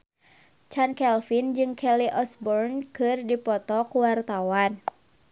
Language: Sundanese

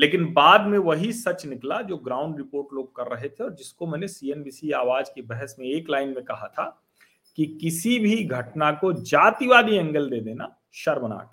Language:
Hindi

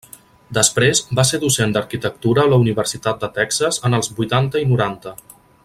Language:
Catalan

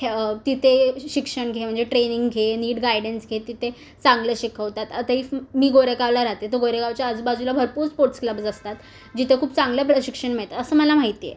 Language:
Marathi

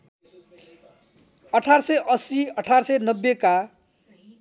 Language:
Nepali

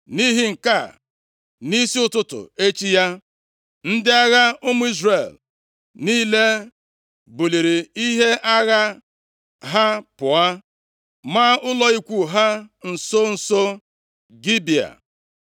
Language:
Igbo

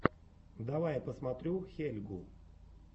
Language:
Russian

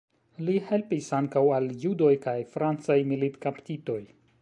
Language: Esperanto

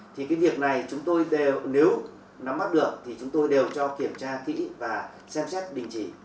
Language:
Vietnamese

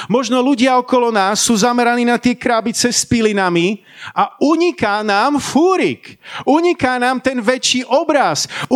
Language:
Slovak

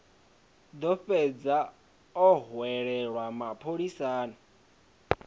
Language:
Venda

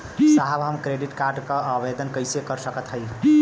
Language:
Bhojpuri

